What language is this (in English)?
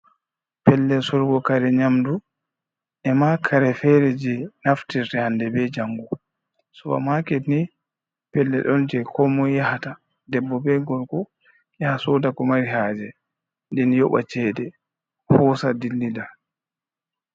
Fula